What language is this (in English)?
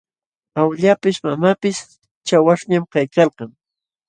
Jauja Wanca Quechua